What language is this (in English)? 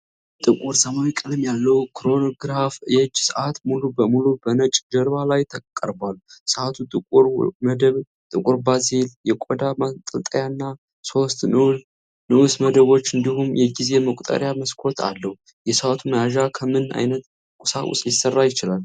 Amharic